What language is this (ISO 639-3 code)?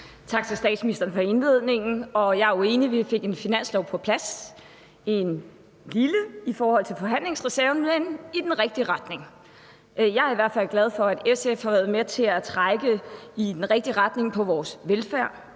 dan